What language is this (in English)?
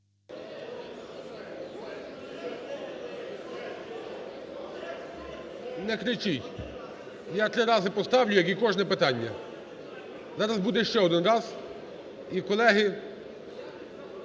Ukrainian